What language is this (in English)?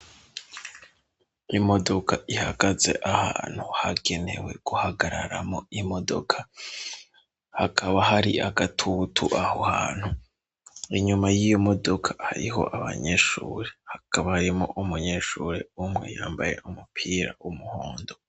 Rundi